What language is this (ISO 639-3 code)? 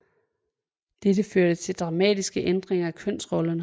dan